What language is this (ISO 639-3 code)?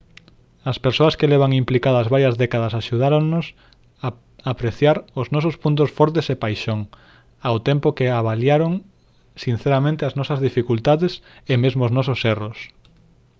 glg